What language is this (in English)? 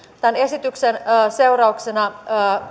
Finnish